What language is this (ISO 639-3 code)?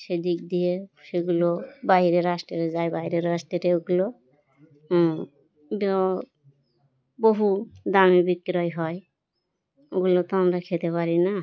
ben